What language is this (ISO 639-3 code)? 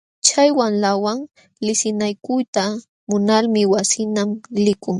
qxw